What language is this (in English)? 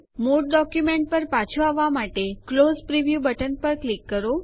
Gujarati